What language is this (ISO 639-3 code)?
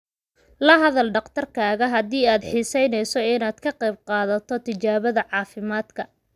som